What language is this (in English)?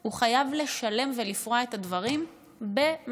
Hebrew